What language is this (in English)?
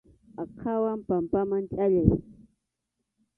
Arequipa-La Unión Quechua